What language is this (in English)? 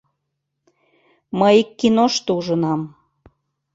Mari